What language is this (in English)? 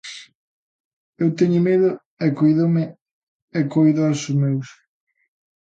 Galician